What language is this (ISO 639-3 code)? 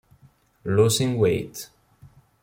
ita